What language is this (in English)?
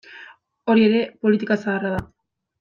Basque